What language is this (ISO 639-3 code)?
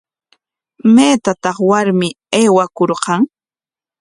qwa